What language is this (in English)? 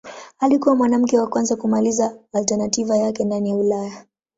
Swahili